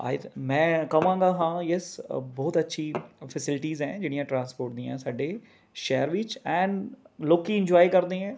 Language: Punjabi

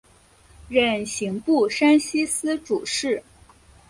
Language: Chinese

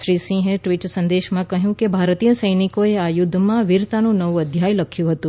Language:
Gujarati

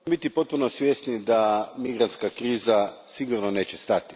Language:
Croatian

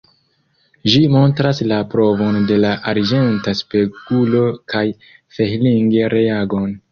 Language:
Esperanto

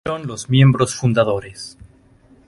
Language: Spanish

